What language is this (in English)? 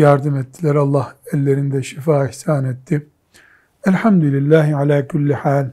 Turkish